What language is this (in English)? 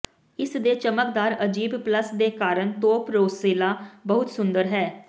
Punjabi